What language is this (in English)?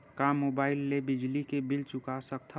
Chhattisgarhi